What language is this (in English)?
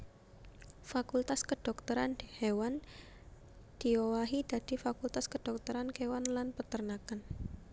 Javanese